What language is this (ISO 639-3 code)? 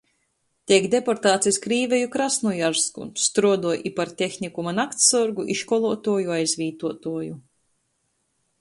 ltg